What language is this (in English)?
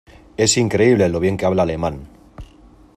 Spanish